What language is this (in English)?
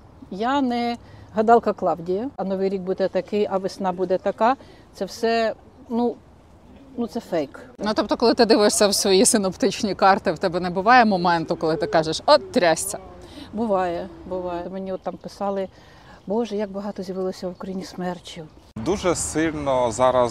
Ukrainian